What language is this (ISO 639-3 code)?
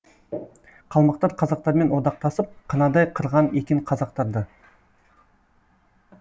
kaz